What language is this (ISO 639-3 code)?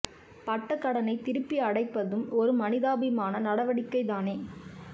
tam